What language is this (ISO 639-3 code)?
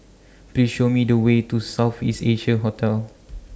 eng